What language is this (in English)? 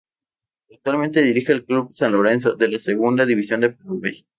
Spanish